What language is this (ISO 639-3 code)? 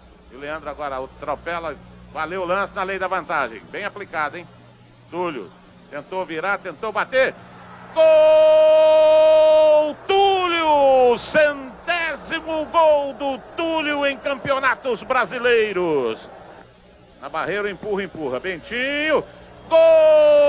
por